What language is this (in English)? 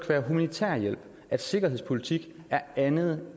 Danish